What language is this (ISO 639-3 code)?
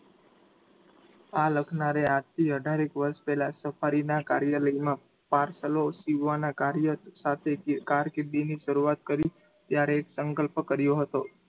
guj